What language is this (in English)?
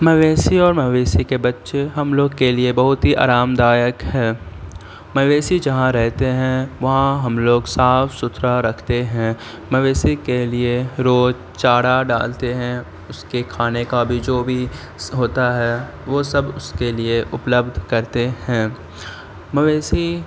Urdu